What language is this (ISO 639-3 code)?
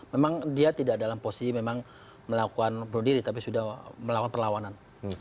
ind